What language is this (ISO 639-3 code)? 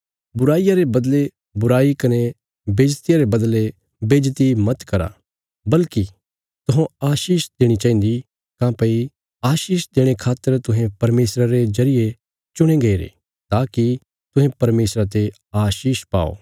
kfs